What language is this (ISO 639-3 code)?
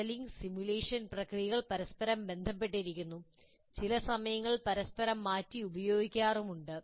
mal